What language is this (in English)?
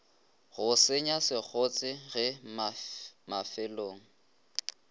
Northern Sotho